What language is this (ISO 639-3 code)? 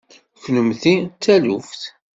kab